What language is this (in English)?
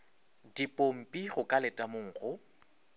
Northern Sotho